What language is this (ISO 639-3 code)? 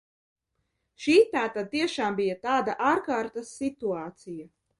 lav